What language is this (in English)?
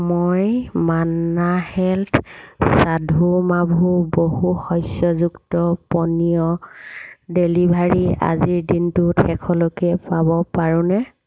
Assamese